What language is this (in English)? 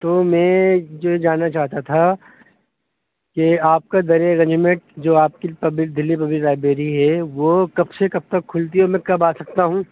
Urdu